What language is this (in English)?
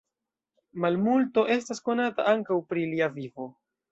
Esperanto